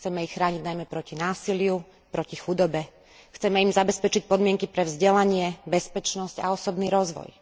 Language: Slovak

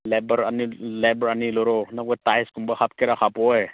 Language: Manipuri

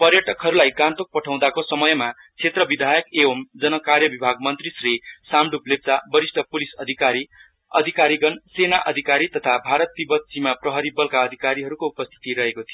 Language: Nepali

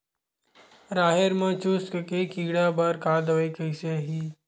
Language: Chhattisgarhi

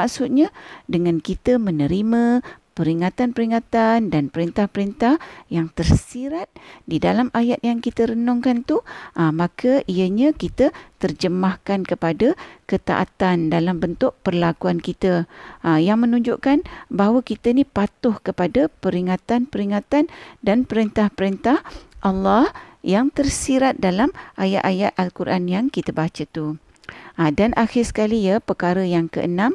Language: Malay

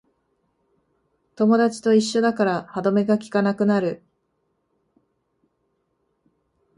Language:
Japanese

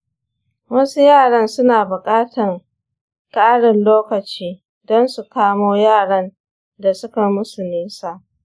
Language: Hausa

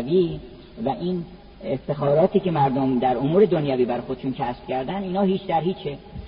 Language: Persian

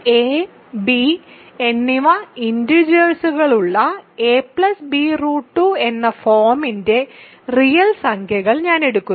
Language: Malayalam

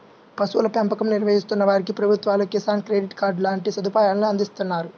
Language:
Telugu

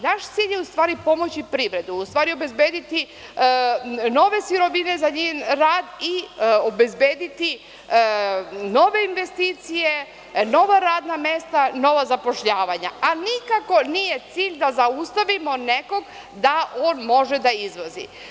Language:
Serbian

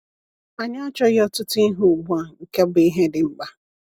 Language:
Igbo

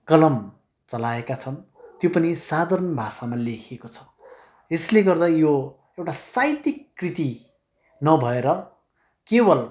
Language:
Nepali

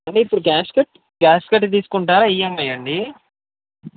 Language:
Telugu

